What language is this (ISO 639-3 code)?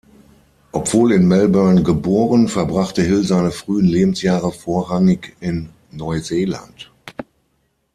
deu